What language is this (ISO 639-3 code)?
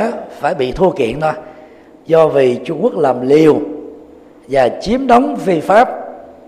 vie